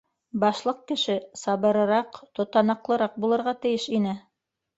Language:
Bashkir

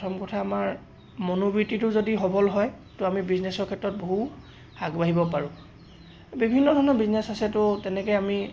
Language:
Assamese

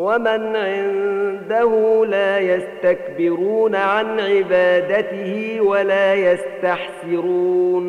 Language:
Arabic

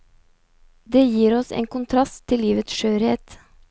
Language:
Norwegian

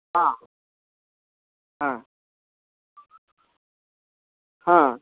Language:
Santali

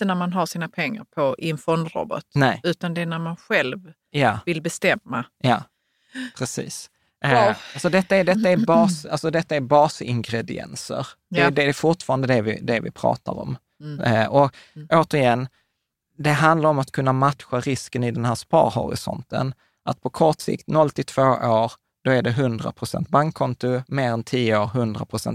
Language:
Swedish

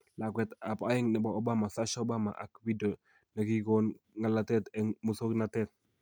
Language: Kalenjin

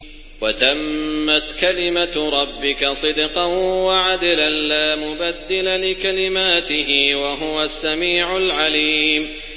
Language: Arabic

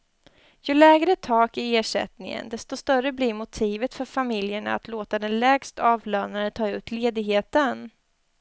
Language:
Swedish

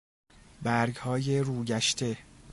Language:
Persian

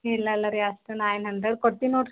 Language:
Kannada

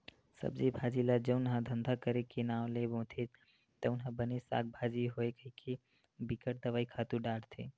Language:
Chhattisgarhi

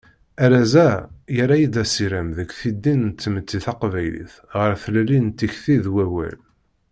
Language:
Kabyle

